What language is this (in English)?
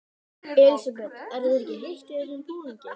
Icelandic